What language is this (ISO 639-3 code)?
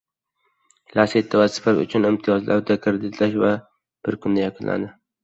uzb